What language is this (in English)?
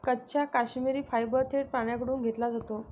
Marathi